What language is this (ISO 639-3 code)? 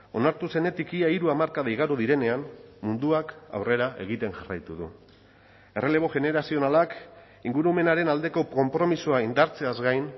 eus